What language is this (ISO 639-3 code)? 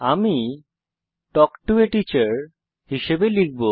ben